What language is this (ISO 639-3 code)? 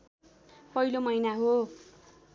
nep